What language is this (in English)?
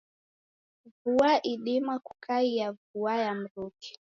Taita